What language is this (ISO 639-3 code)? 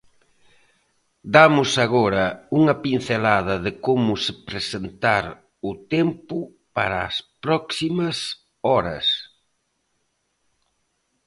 glg